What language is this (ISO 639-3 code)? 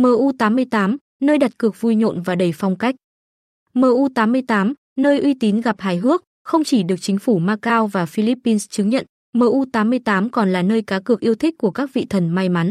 vie